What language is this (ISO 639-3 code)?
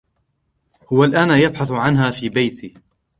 ara